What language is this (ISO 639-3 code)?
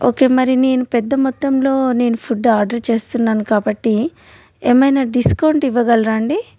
tel